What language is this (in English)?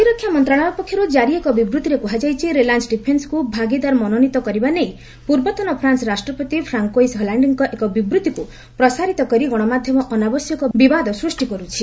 Odia